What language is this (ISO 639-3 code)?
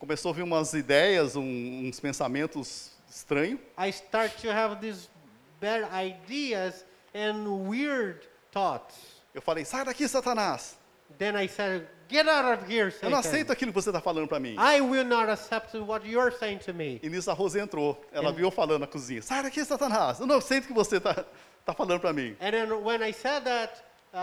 por